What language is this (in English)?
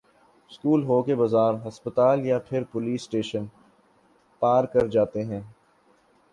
Urdu